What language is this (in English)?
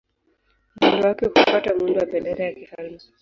Swahili